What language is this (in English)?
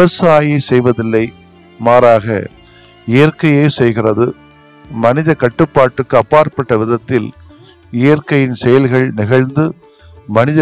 Tamil